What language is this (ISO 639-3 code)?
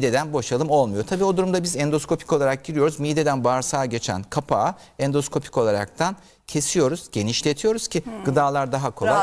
tur